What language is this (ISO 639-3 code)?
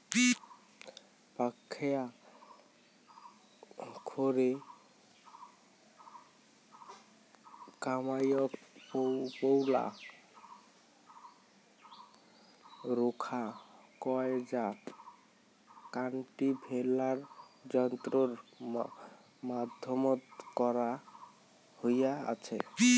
ben